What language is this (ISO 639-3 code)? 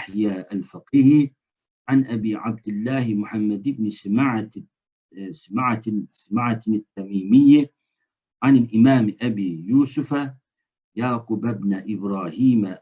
tur